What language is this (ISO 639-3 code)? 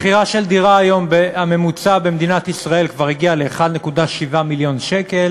heb